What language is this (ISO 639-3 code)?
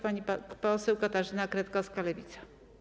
pol